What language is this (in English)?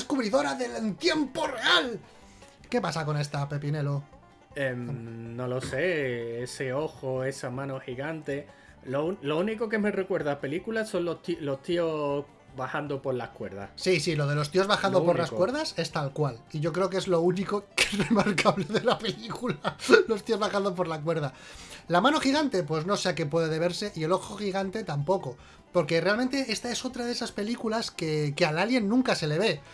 Spanish